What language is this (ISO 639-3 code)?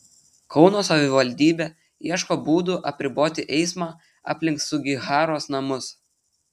lit